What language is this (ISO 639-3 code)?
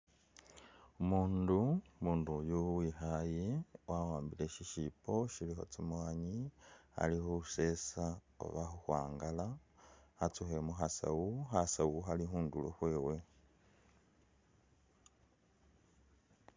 myx